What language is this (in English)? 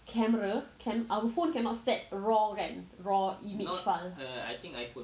English